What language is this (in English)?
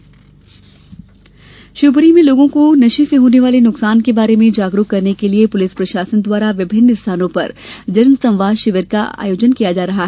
Hindi